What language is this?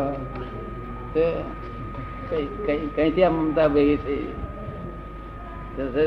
Gujarati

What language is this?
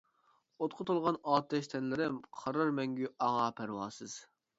Uyghur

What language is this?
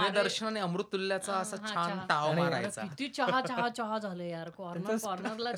Marathi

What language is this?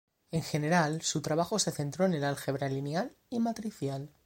Spanish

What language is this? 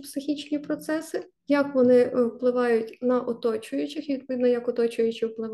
Ukrainian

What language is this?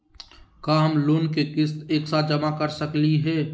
Magahi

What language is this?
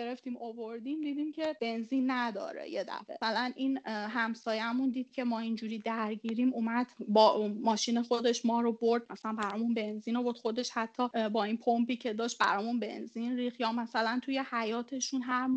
Persian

